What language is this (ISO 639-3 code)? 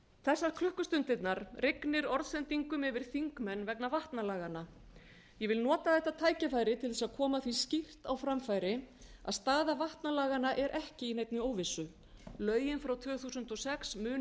isl